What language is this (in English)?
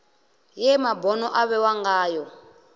Venda